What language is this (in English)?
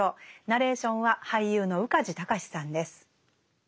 Japanese